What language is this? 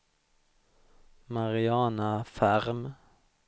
Swedish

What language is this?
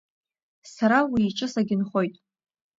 Abkhazian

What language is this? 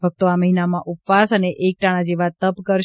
Gujarati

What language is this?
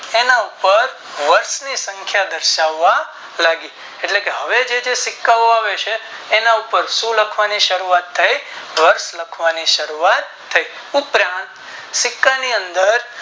Gujarati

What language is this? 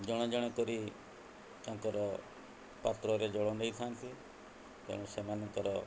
Odia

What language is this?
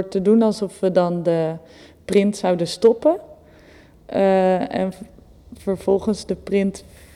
Dutch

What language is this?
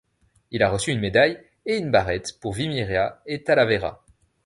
French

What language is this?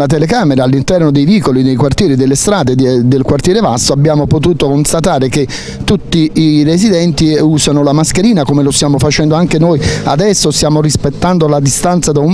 Italian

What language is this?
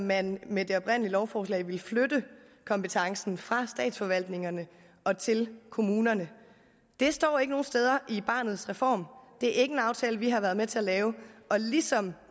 Danish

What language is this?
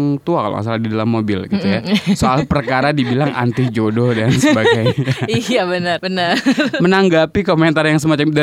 Indonesian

